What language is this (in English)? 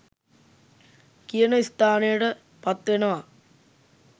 Sinhala